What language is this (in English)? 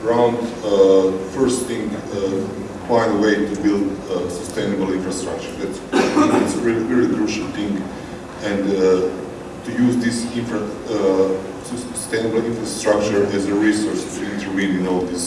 English